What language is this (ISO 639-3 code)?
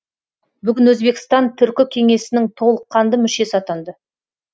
kaz